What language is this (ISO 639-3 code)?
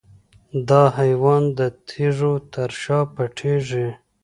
pus